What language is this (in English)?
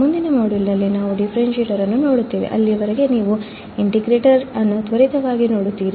Kannada